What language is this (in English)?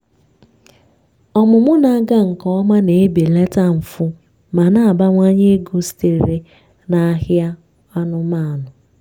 Igbo